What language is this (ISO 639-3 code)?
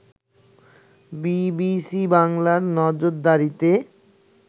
ben